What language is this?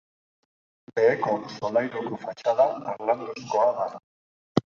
Basque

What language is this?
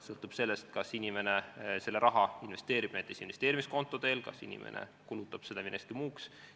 Estonian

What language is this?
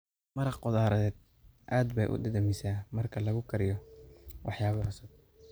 Somali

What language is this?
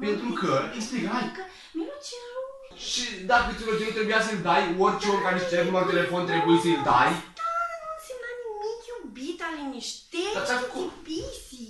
Romanian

